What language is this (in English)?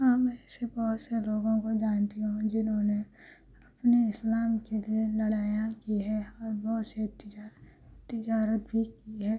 Urdu